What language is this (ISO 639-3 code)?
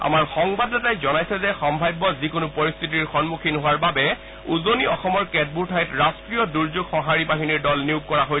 asm